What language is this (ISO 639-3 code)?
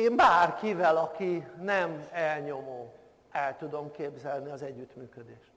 hun